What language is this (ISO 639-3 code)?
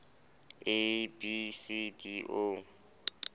sot